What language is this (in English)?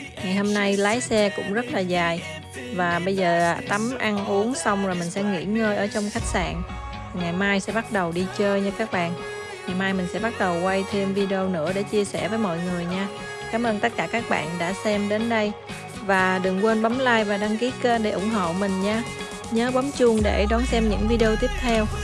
Vietnamese